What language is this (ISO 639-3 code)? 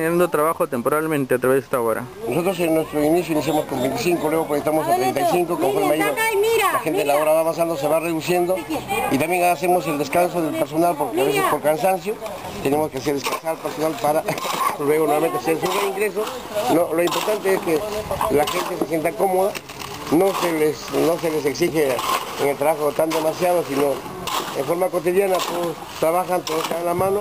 spa